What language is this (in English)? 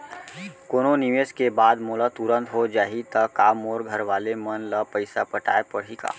Chhattisgarhi